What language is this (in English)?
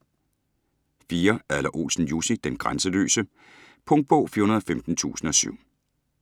Danish